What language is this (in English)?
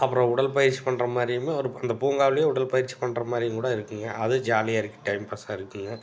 Tamil